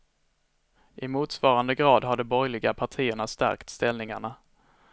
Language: Swedish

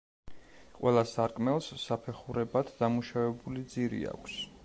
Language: Georgian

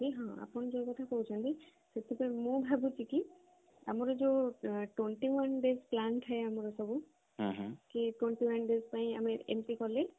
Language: Odia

